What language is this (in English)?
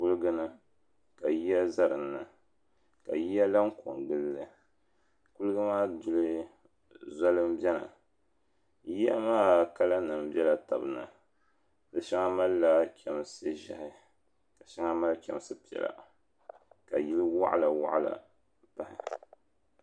Dagbani